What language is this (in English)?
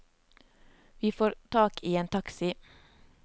Norwegian